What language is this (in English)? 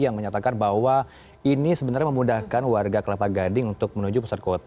Indonesian